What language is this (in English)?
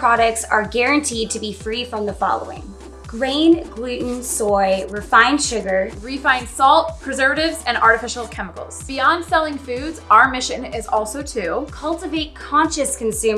English